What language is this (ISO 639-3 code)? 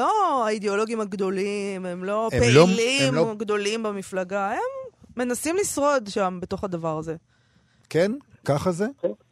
heb